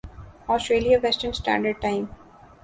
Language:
Urdu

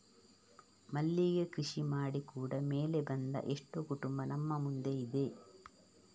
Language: Kannada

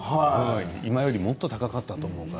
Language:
Japanese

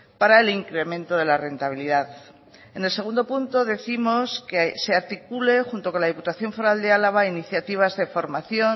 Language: Spanish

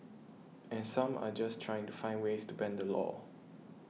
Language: English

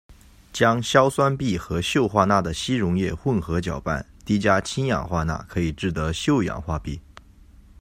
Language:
Chinese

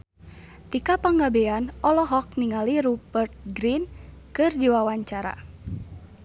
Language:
Sundanese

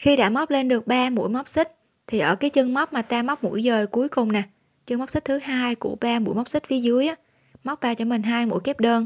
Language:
Vietnamese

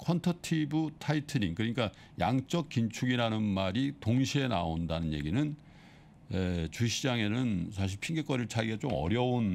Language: Korean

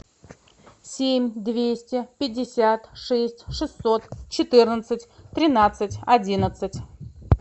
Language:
Russian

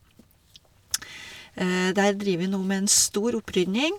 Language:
Norwegian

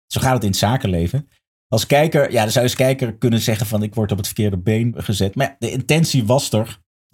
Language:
Dutch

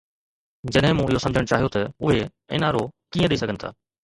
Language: Sindhi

